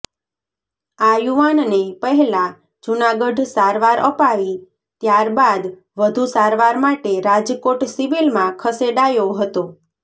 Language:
Gujarati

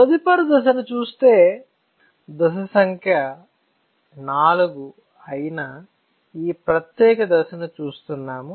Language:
Telugu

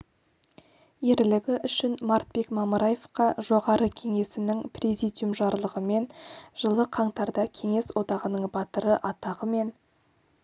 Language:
Kazakh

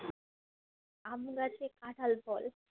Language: Bangla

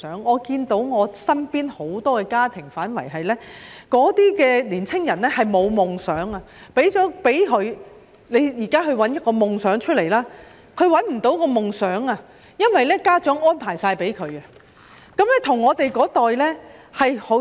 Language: Cantonese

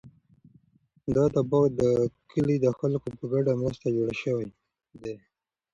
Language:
Pashto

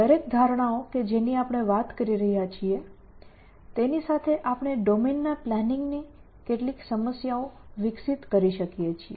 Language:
Gujarati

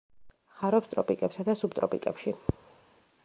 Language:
Georgian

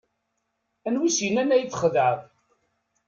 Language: Kabyle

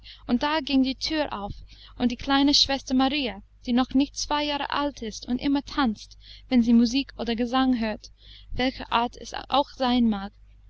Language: German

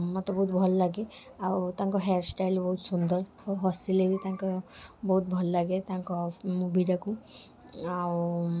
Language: Odia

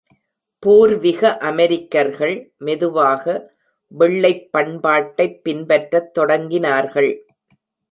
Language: Tamil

